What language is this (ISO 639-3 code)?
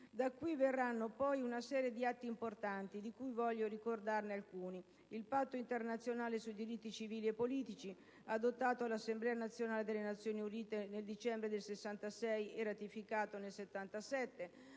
ita